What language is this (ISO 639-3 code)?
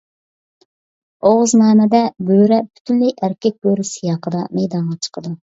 uig